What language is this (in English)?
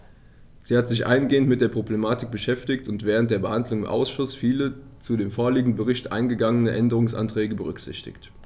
German